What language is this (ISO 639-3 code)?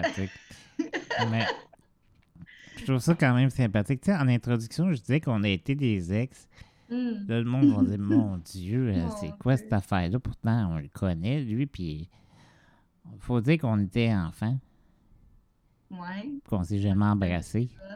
fra